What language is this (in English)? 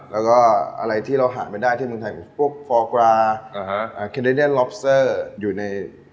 Thai